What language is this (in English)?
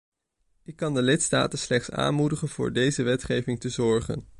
Dutch